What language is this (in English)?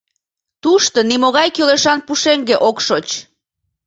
Mari